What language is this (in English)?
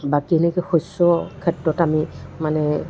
Assamese